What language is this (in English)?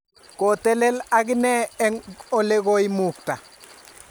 Kalenjin